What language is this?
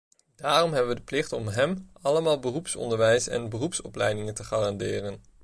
Dutch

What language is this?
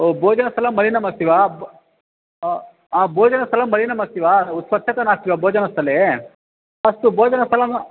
Sanskrit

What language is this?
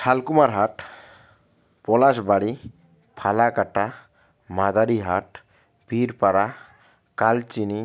Bangla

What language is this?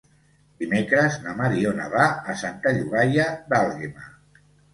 Catalan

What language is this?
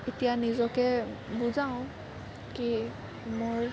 Assamese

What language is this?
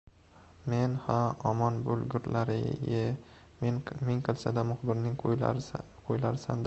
Uzbek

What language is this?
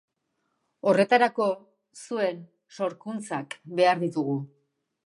Basque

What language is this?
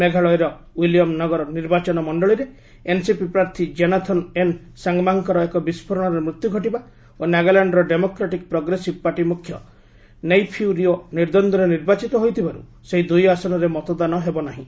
Odia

